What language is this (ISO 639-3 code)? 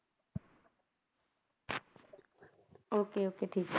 pan